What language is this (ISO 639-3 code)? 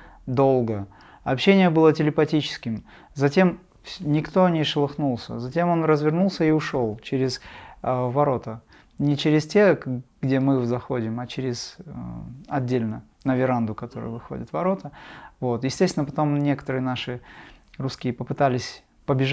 rus